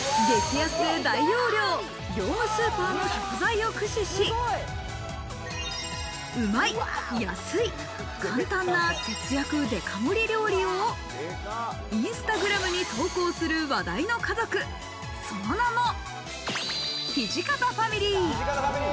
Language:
Japanese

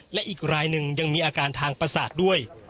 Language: Thai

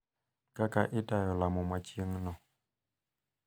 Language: Luo (Kenya and Tanzania)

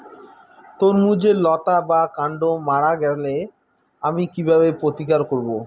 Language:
Bangla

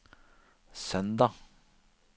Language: Norwegian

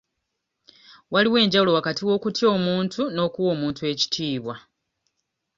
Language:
Ganda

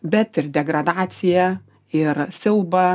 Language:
Lithuanian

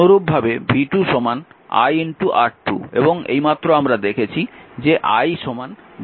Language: Bangla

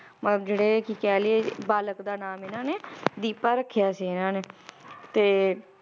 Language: Punjabi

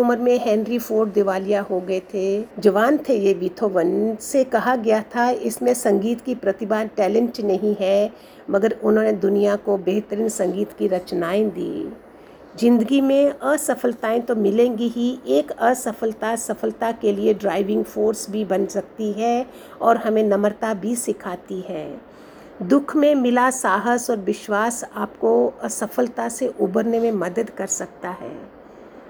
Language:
Hindi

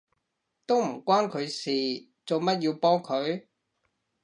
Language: Cantonese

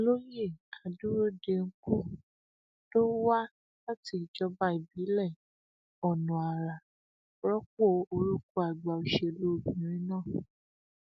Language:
Yoruba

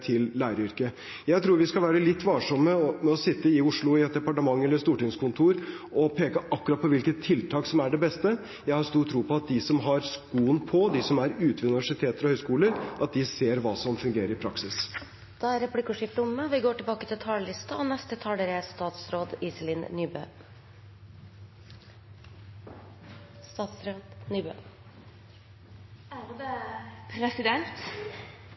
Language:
Norwegian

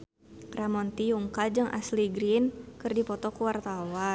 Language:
Sundanese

